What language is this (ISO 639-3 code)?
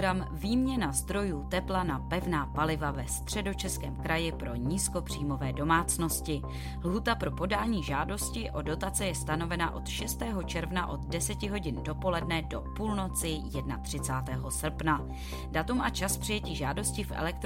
ces